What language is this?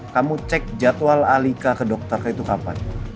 Indonesian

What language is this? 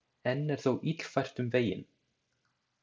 Icelandic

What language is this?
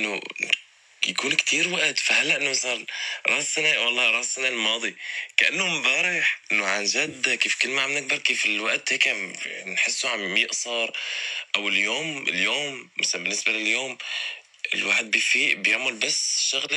Arabic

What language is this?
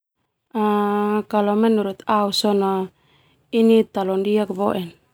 Termanu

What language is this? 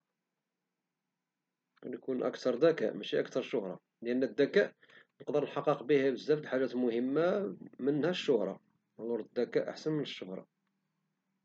Moroccan Arabic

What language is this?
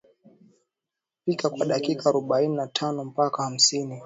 Swahili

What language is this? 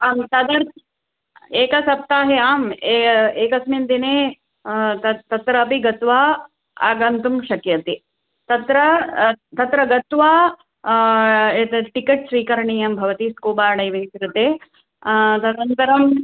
Sanskrit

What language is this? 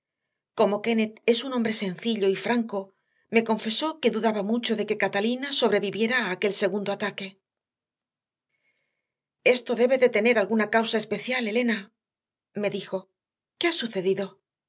Spanish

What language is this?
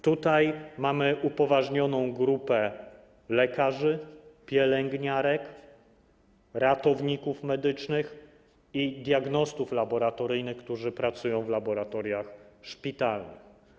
Polish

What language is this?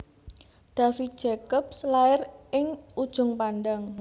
Javanese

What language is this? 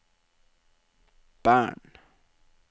Norwegian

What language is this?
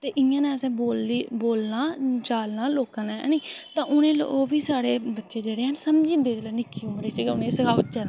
Dogri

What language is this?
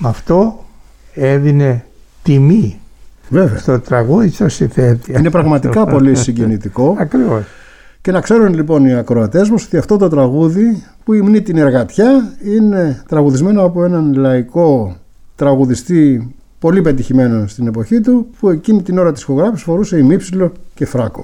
Greek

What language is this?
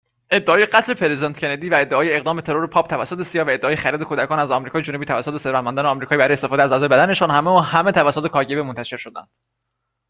Persian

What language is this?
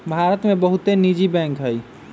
Magahi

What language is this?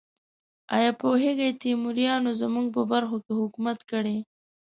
Pashto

